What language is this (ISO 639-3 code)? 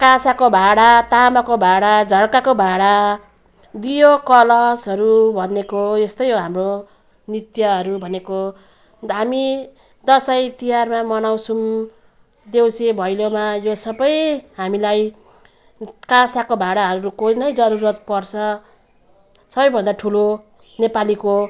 nep